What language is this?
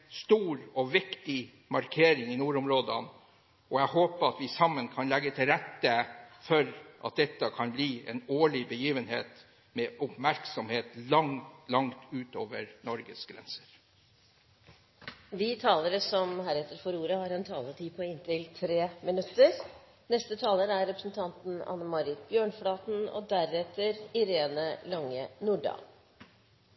Norwegian Bokmål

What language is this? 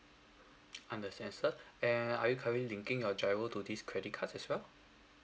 English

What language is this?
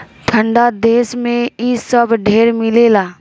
Bhojpuri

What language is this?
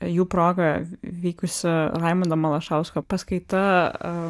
Lithuanian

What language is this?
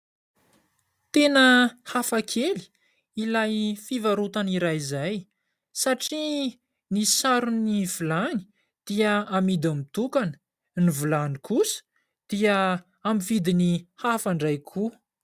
Malagasy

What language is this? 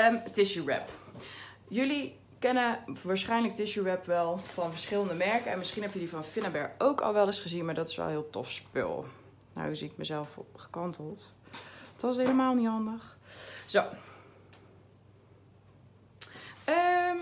Dutch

